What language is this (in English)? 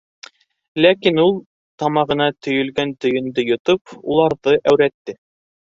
Bashkir